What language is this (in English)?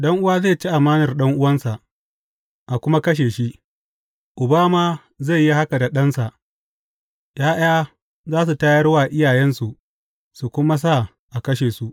Hausa